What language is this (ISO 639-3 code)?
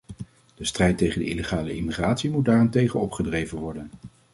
nld